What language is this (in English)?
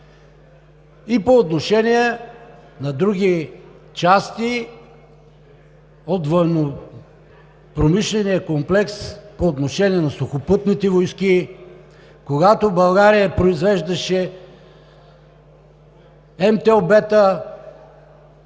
Bulgarian